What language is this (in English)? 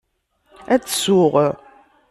Kabyle